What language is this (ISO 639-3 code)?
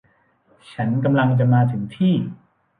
tha